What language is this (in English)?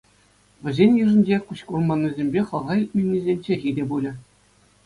Chuvash